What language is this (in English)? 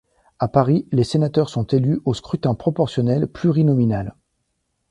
French